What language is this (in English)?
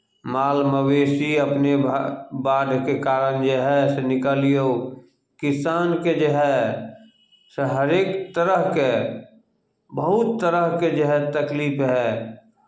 Maithili